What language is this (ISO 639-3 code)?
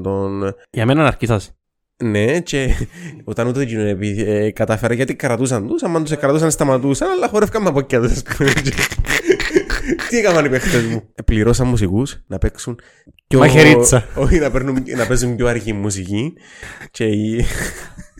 ell